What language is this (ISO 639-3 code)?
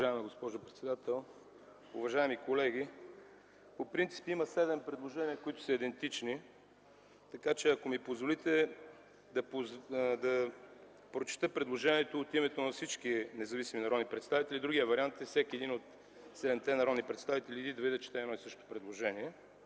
bul